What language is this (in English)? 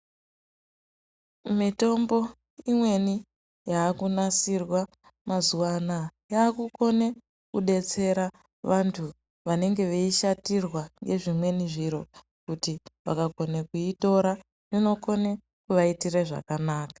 Ndau